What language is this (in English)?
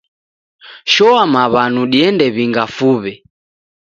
Taita